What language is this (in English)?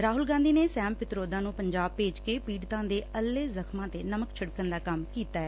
Punjabi